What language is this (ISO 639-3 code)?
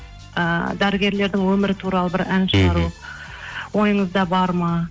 kaz